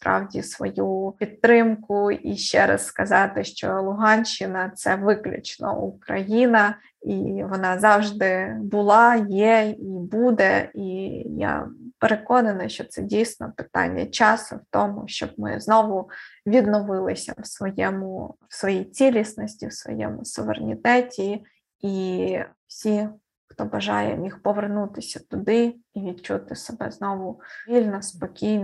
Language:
Ukrainian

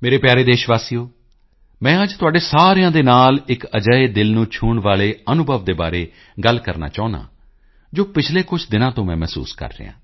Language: Punjabi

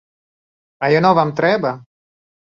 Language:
Belarusian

